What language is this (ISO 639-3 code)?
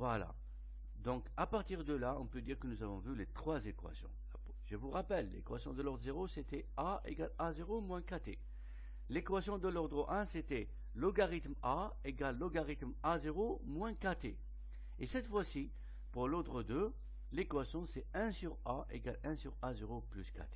fra